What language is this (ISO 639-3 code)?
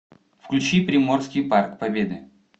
rus